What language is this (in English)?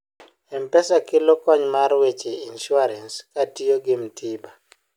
Luo (Kenya and Tanzania)